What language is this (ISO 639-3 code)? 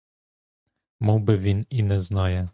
ukr